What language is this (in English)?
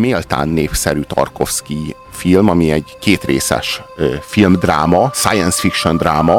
Hungarian